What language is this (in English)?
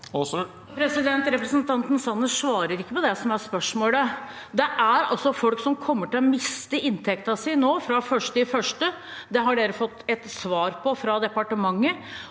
Norwegian